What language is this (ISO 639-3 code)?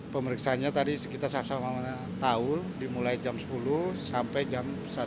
ind